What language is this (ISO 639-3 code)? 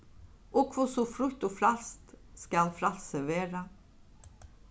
fao